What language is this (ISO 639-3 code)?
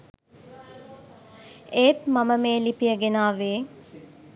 sin